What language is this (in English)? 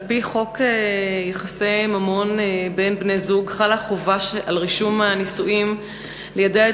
Hebrew